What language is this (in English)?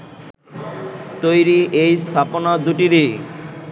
Bangla